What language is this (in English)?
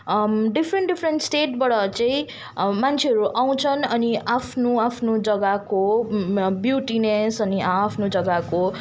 Nepali